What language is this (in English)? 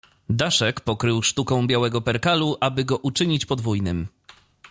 Polish